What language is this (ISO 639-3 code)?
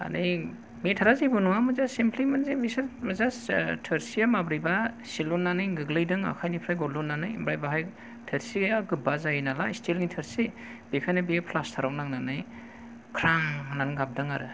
brx